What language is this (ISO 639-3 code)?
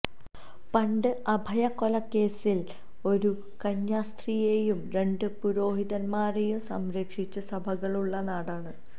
mal